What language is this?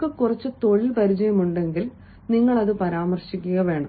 Malayalam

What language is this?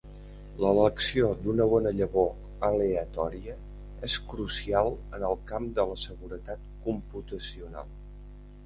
Catalan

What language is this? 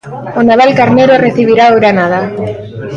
Galician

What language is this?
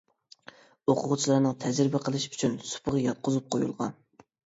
Uyghur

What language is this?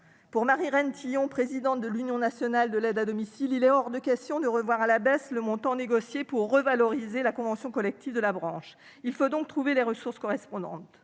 French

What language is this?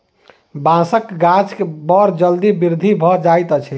Maithili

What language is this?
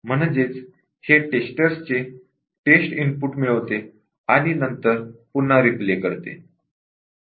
Marathi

